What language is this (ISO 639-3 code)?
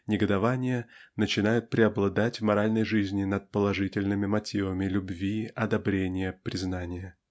rus